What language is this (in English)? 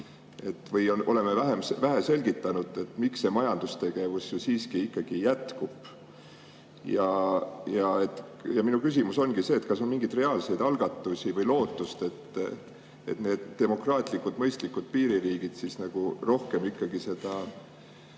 Estonian